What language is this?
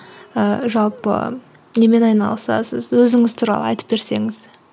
Kazakh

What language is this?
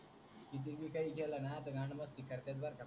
Marathi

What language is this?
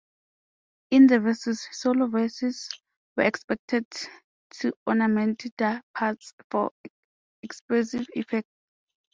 English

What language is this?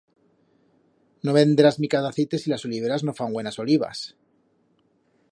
Aragonese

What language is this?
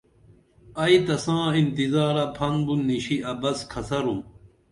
Dameli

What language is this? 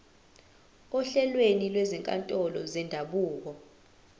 Zulu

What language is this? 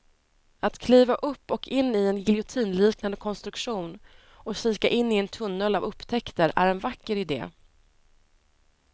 Swedish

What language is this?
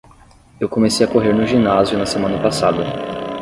Portuguese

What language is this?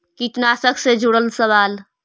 Magahi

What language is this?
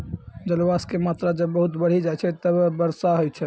Maithili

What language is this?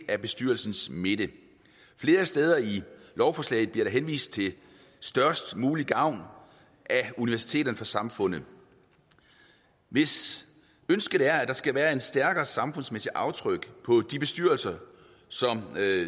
Danish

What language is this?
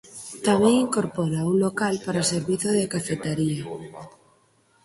Galician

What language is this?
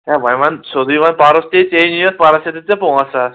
Kashmiri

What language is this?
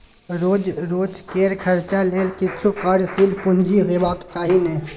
Maithili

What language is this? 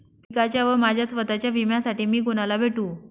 Marathi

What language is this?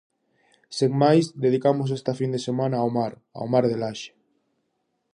Galician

